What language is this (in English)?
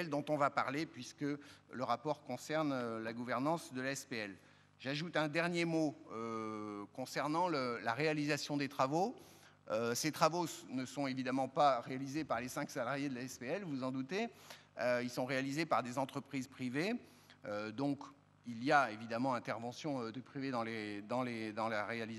French